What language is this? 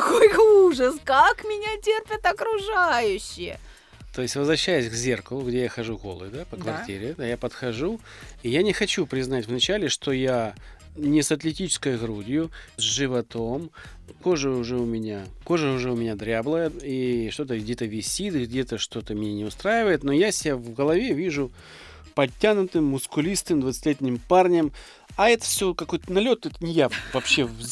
Russian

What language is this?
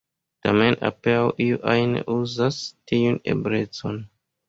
Esperanto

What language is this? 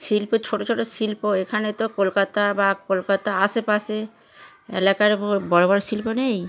Bangla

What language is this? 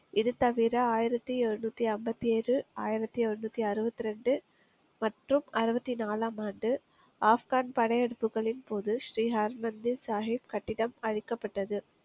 Tamil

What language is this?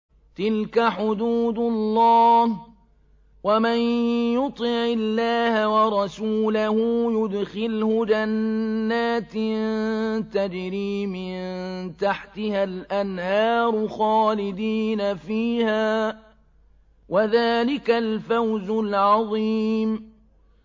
Arabic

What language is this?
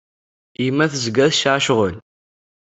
Kabyle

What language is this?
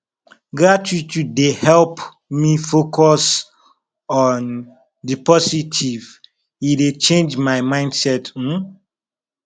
Nigerian Pidgin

